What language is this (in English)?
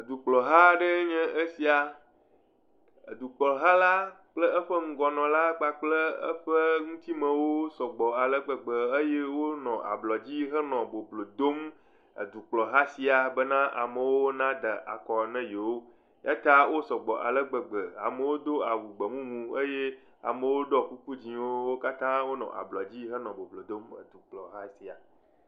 Ewe